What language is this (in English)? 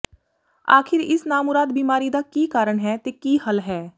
Punjabi